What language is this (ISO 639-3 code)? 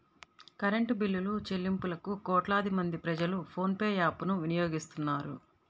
tel